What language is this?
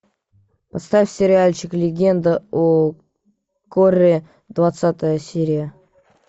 Russian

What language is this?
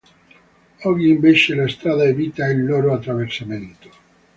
Italian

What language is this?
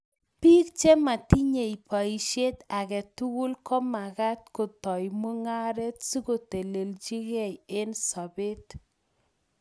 Kalenjin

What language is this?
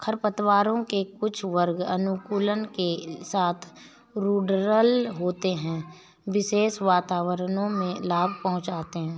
Hindi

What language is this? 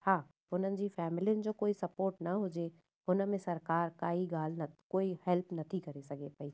Sindhi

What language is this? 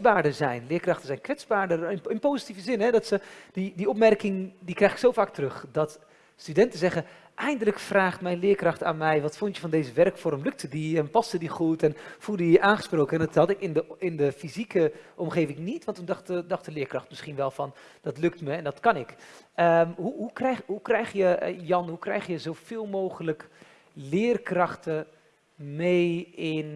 Dutch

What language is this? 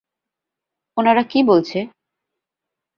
Bangla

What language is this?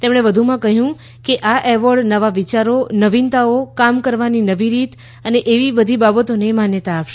Gujarati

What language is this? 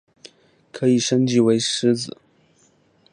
Chinese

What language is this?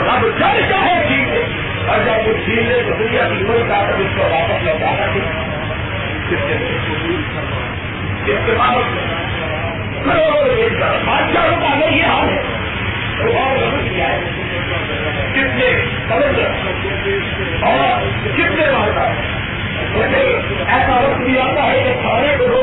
Urdu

